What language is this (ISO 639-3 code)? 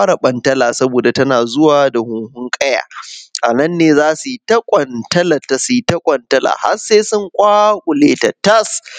hau